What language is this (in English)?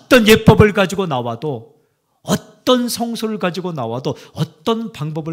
Korean